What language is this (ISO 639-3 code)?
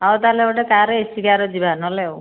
ori